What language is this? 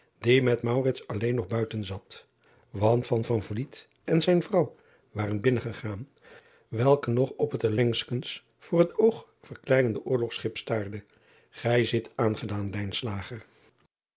Dutch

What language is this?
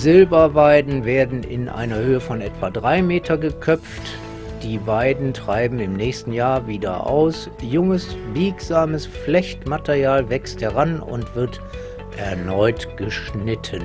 German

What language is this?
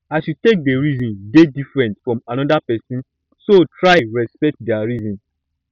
Nigerian Pidgin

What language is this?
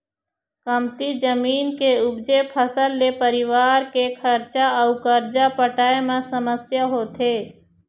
Chhattisgarhi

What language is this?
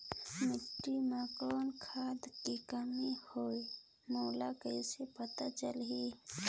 Chhattisgarhi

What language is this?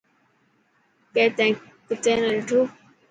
Dhatki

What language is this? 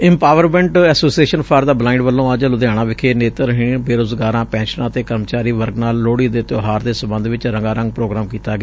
Punjabi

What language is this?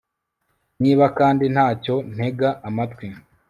Kinyarwanda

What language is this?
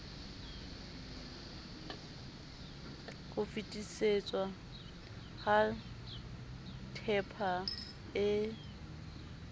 Southern Sotho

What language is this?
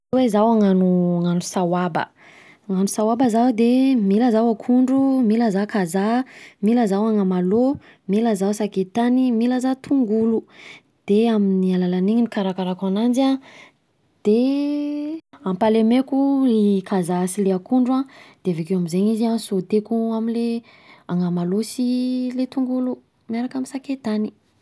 Southern Betsimisaraka Malagasy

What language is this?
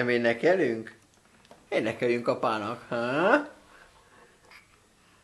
Hungarian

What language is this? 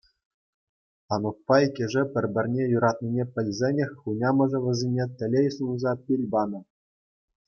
Chuvash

